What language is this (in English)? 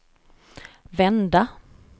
Swedish